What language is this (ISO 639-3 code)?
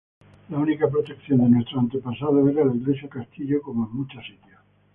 spa